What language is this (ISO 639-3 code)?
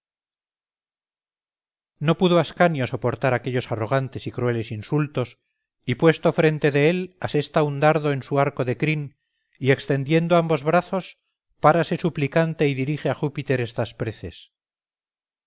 spa